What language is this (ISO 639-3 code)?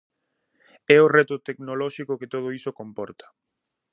glg